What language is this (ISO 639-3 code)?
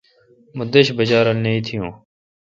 xka